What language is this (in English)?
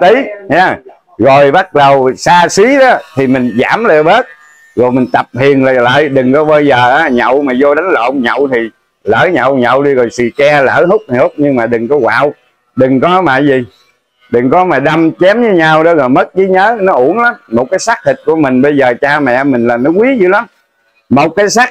Vietnamese